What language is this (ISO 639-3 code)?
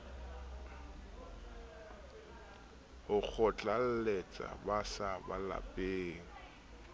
sot